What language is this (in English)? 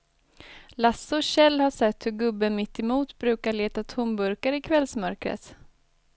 Swedish